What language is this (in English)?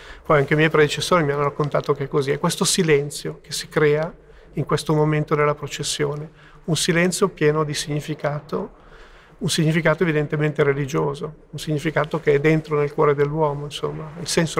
Italian